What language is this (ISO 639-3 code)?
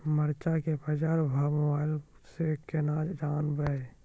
mai